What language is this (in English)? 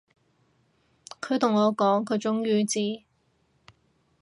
Cantonese